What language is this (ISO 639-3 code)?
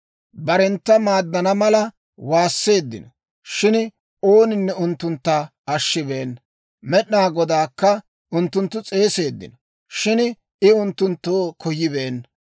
dwr